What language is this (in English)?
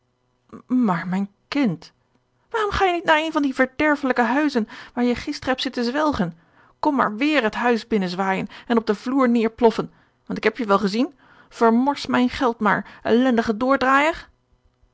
Dutch